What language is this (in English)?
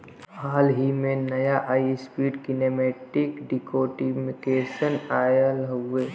Bhojpuri